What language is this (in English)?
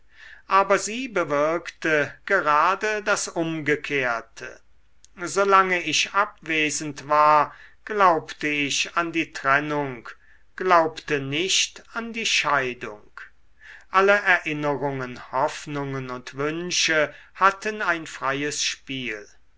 German